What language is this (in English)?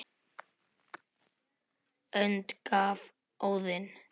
Icelandic